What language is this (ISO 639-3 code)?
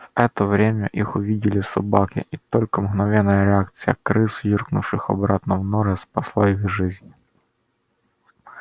rus